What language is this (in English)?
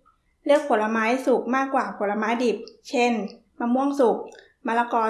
Thai